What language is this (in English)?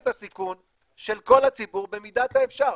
Hebrew